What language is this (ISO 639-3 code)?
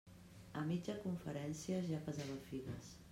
cat